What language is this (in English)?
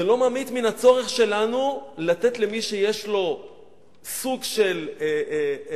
Hebrew